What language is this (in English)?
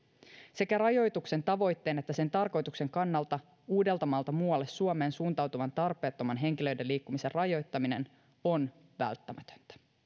Finnish